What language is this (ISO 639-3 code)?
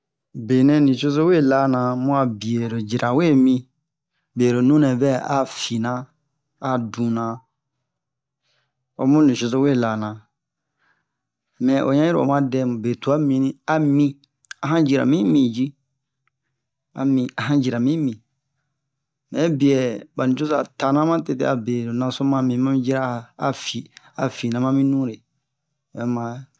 bmq